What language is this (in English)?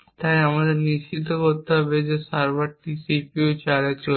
Bangla